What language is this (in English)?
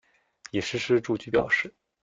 Chinese